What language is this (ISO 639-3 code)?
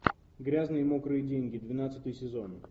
rus